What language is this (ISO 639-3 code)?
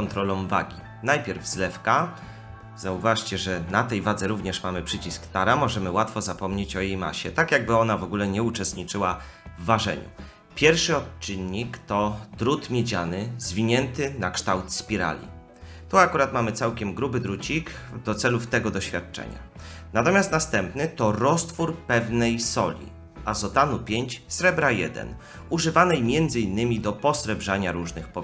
pol